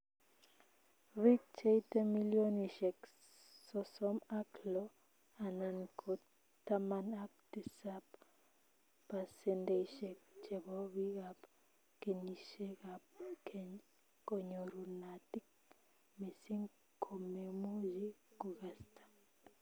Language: Kalenjin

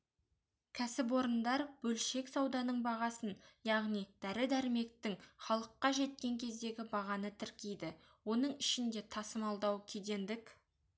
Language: Kazakh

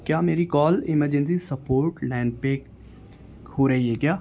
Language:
Urdu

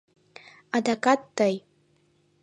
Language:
Mari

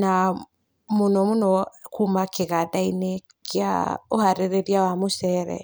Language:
Kikuyu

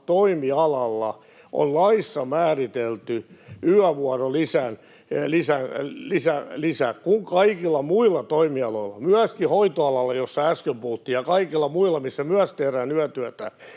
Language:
Finnish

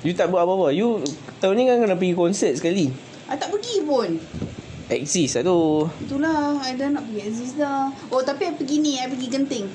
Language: Malay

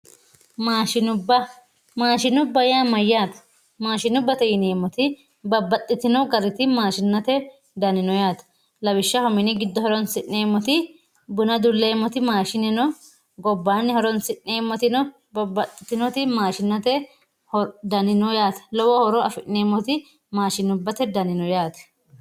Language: Sidamo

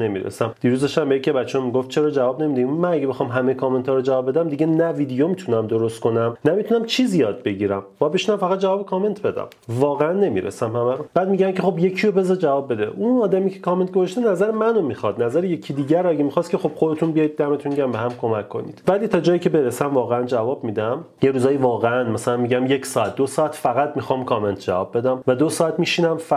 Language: Persian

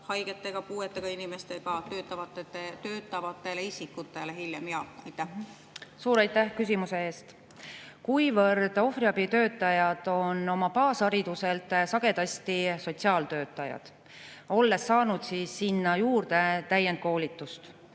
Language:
Estonian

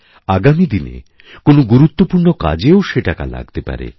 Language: Bangla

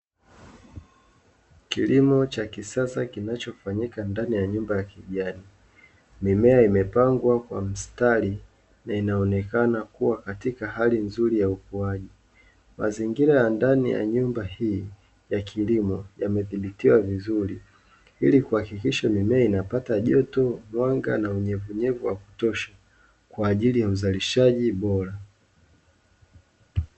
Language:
Swahili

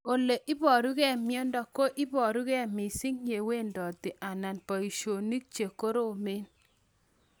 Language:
Kalenjin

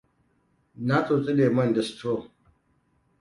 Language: Hausa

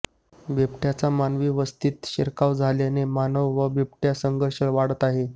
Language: Marathi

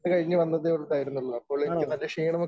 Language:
Malayalam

